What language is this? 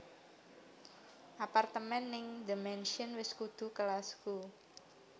Javanese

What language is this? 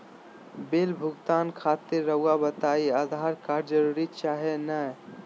Magahi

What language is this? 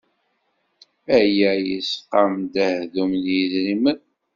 Kabyle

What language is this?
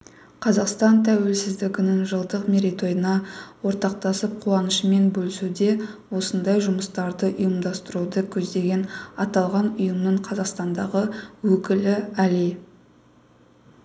Kazakh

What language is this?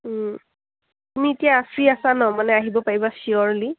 Assamese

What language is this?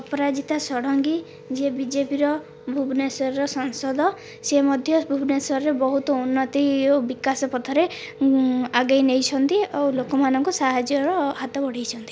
Odia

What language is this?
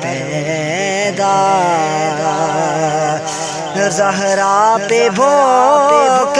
Urdu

